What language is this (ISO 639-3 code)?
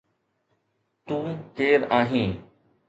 snd